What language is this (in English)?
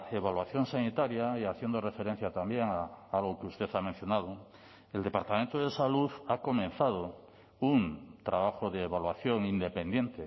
Spanish